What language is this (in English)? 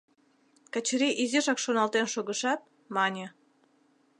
Mari